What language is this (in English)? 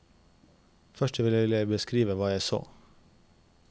Norwegian